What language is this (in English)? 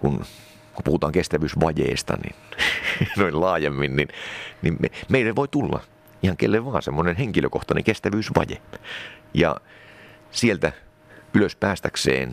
Finnish